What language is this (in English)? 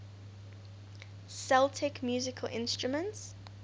English